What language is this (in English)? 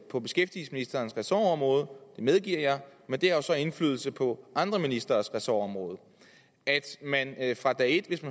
Danish